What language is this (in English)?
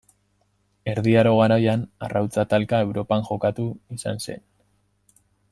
Basque